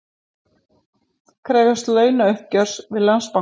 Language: Icelandic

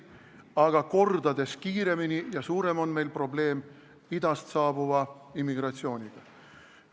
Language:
Estonian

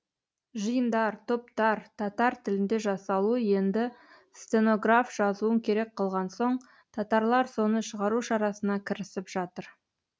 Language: Kazakh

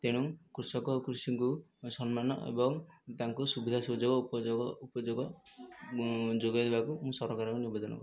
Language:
Odia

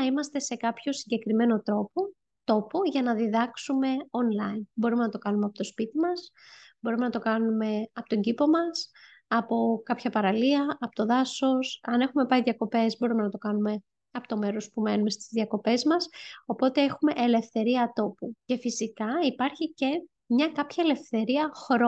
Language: Greek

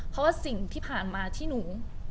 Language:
Thai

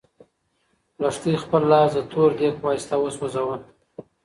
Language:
Pashto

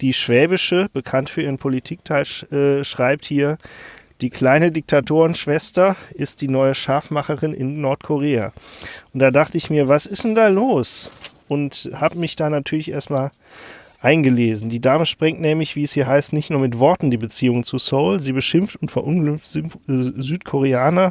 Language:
German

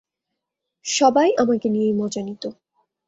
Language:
Bangla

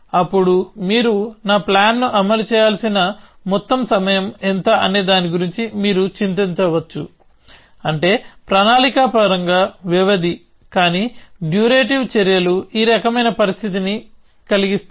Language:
Telugu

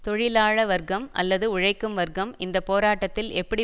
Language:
Tamil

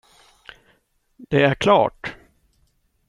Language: Swedish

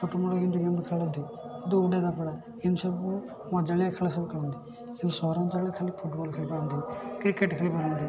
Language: Odia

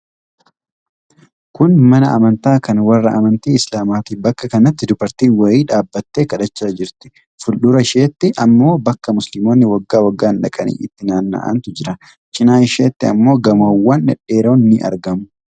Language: Oromo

